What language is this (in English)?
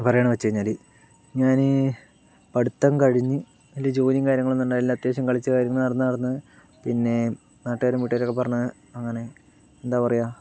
Malayalam